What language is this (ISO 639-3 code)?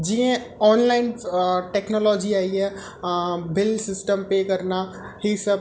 snd